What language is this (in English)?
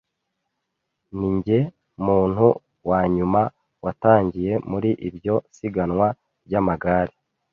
Kinyarwanda